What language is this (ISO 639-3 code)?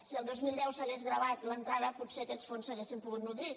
cat